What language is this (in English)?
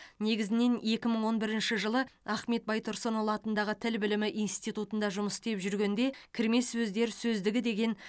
Kazakh